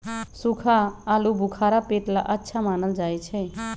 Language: Magahi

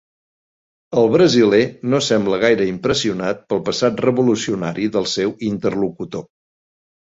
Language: Catalan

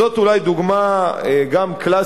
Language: Hebrew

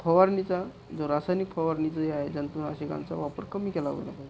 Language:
Marathi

